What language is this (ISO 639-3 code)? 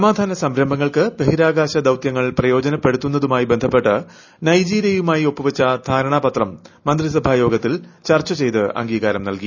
mal